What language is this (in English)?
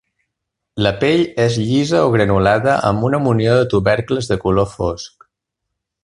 Catalan